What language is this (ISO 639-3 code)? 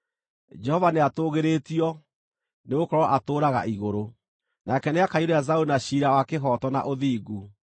kik